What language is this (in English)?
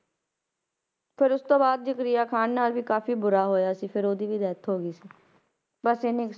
Punjabi